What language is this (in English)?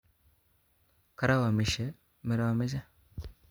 Kalenjin